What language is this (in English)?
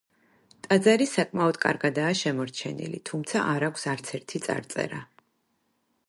Georgian